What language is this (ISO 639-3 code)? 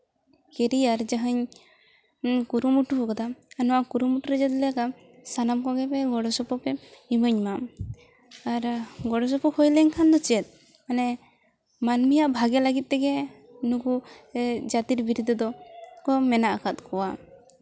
sat